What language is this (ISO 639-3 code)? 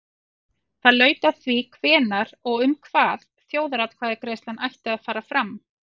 isl